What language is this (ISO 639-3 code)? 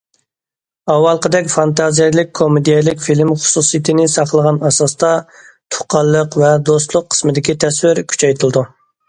uig